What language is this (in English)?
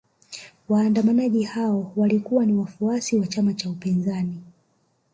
Swahili